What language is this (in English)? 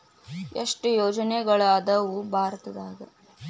Kannada